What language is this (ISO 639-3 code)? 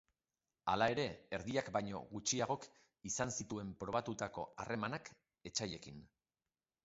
eus